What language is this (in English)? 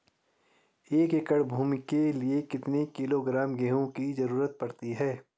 Hindi